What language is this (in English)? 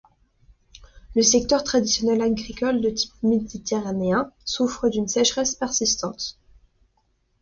French